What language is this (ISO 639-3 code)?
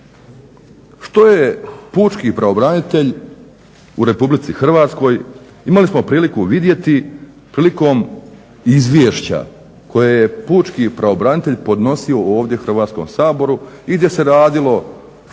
hrv